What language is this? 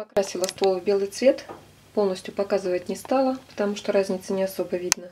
Russian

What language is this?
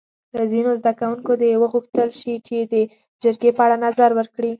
Pashto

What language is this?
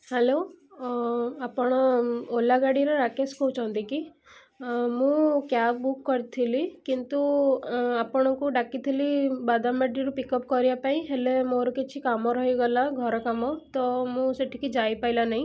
Odia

